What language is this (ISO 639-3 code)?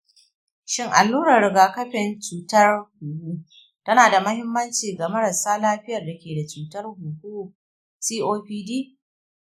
hau